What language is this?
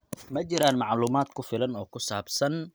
Somali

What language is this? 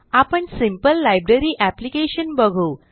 Marathi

